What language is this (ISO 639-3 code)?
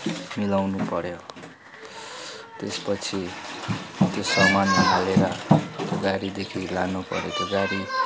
nep